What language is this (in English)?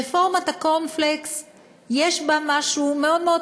Hebrew